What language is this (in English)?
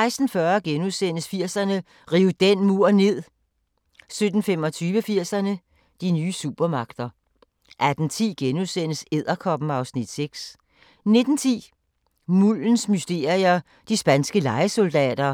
Danish